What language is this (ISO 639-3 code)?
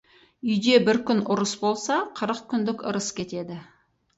kaz